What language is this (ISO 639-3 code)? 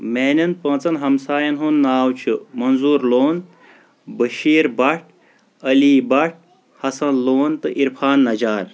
kas